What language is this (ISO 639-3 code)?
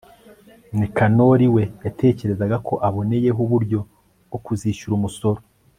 kin